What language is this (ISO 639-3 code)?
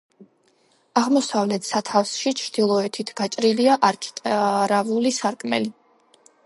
kat